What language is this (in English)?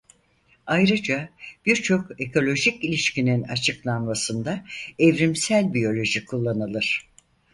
Turkish